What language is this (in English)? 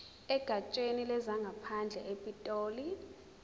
Zulu